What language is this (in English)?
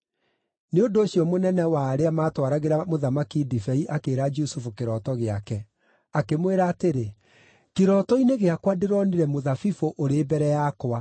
Kikuyu